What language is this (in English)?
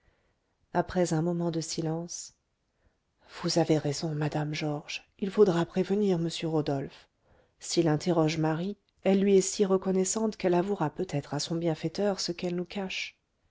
French